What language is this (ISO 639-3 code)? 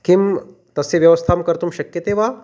san